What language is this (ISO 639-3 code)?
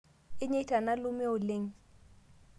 mas